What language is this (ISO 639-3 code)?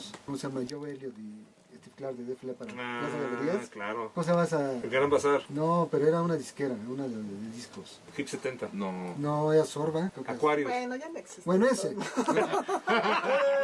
spa